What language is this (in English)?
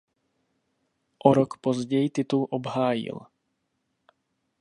Czech